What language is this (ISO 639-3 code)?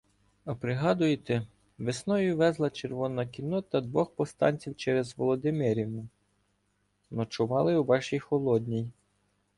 ukr